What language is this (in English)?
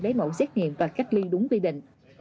Vietnamese